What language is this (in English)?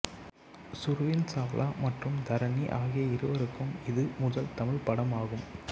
Tamil